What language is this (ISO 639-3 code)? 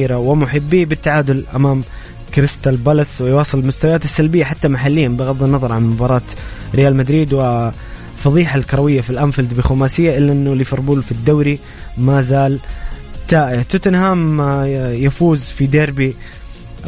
ara